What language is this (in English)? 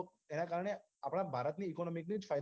Gujarati